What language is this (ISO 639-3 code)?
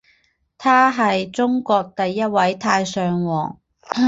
zho